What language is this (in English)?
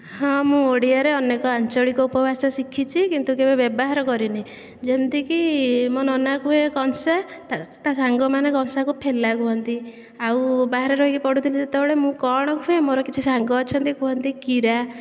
Odia